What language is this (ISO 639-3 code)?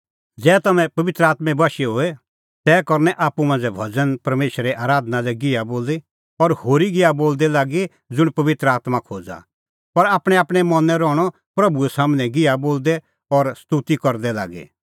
kfx